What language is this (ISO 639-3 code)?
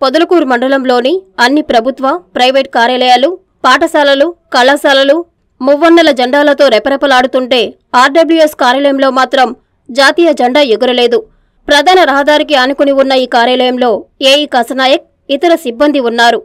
ron